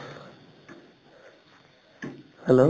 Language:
Assamese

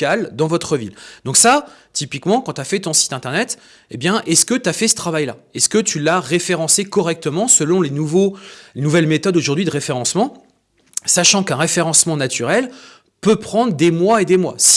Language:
French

